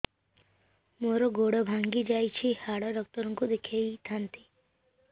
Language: Odia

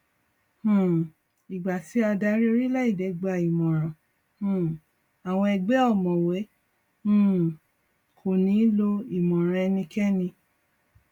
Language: Yoruba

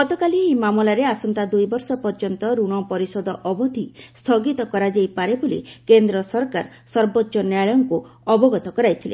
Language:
Odia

